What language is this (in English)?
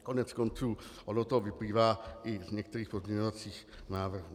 Czech